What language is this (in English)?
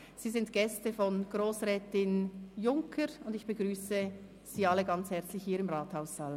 Swiss German